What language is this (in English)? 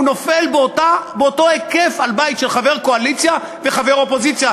Hebrew